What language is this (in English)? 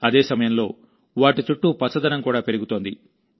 Telugu